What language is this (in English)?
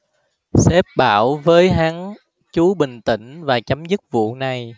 Vietnamese